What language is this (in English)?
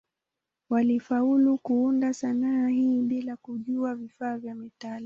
Swahili